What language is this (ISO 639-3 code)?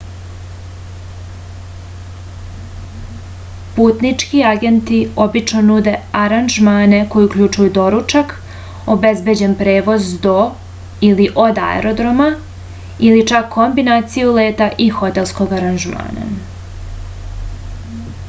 srp